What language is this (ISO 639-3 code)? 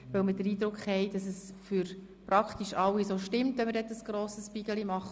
gsw